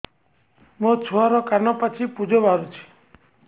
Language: Odia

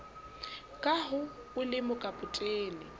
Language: Southern Sotho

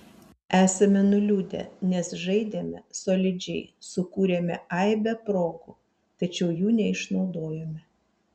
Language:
Lithuanian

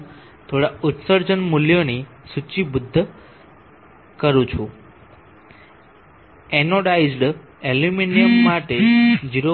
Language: Gujarati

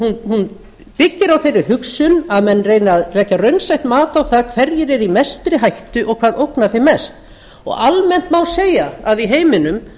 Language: Icelandic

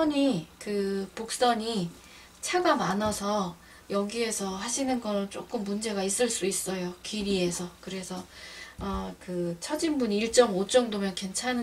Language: Korean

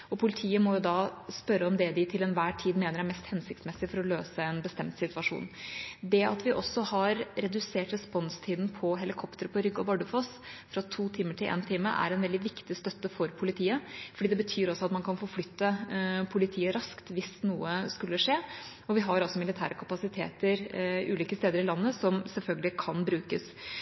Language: Norwegian Bokmål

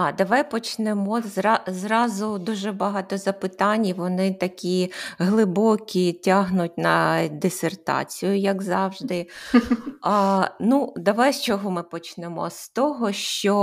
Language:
Ukrainian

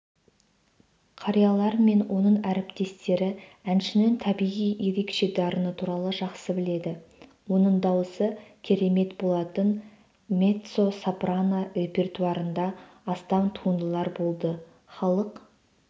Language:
Kazakh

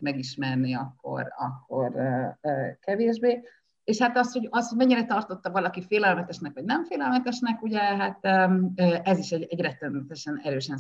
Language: Hungarian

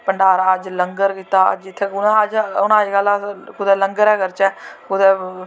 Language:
Dogri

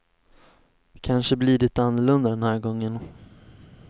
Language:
Swedish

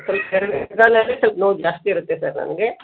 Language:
Kannada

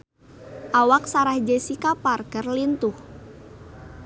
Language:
Sundanese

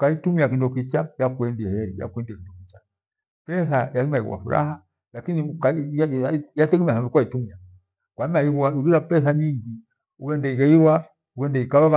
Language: Gweno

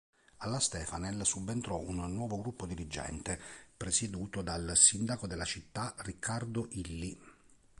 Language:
Italian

